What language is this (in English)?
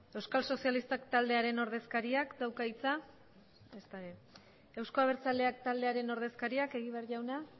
Basque